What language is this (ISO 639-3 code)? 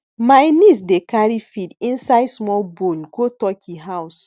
pcm